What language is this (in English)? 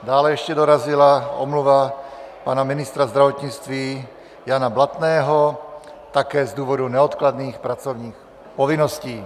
Czech